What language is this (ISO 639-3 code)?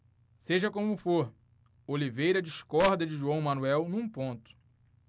por